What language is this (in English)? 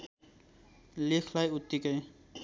Nepali